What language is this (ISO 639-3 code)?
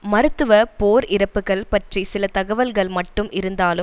tam